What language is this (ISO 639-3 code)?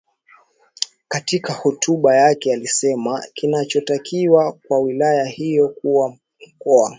swa